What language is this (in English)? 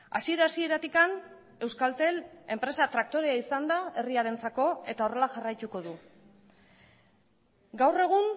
Basque